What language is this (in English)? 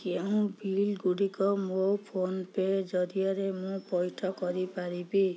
Odia